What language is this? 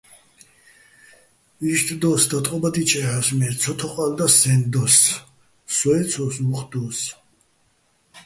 Bats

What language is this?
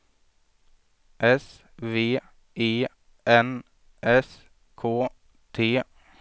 Swedish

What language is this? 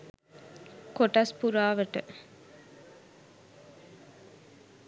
Sinhala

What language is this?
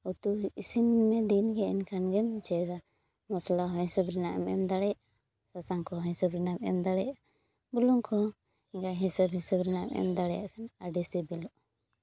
Santali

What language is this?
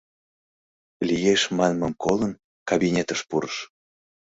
Mari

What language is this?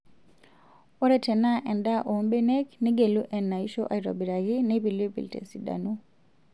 Masai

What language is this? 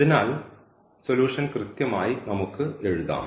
Malayalam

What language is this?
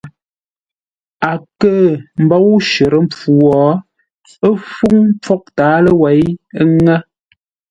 Ngombale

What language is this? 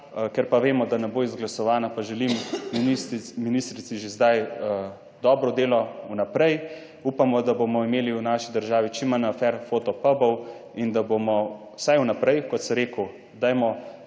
Slovenian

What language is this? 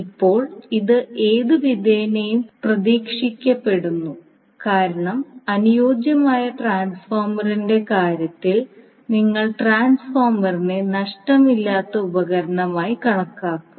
Malayalam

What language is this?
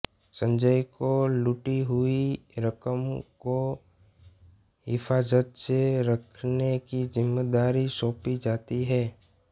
Hindi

